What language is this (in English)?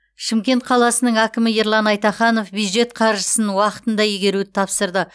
Kazakh